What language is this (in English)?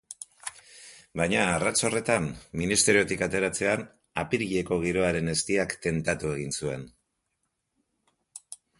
Basque